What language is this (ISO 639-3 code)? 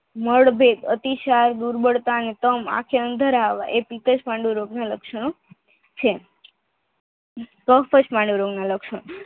guj